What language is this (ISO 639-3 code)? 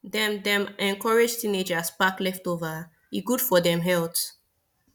pcm